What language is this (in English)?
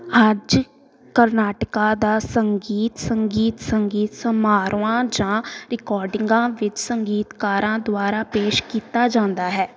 Punjabi